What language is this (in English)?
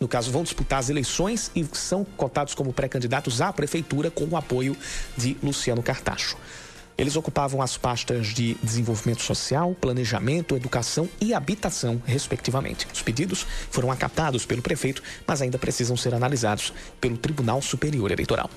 Portuguese